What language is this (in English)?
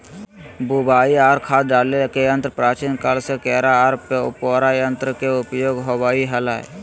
Magahi